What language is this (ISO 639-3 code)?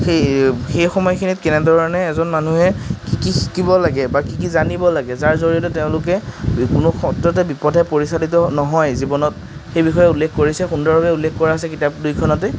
asm